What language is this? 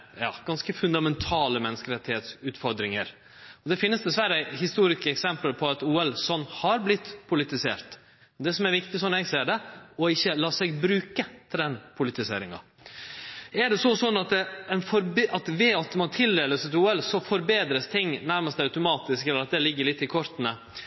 Norwegian Nynorsk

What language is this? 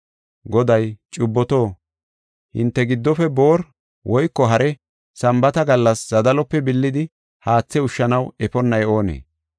Gofa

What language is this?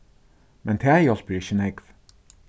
Faroese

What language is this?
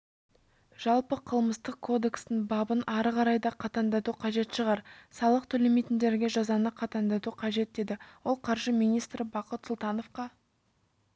Kazakh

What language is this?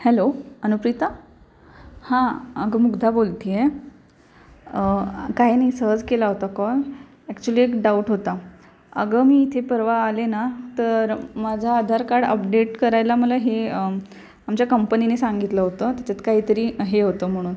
Marathi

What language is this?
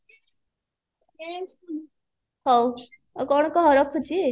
Odia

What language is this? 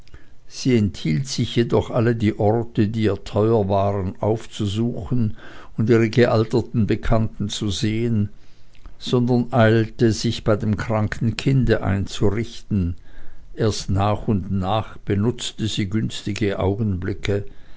German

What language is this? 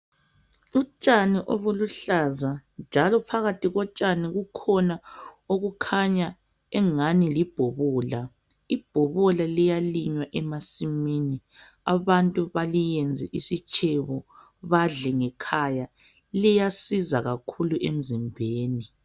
North Ndebele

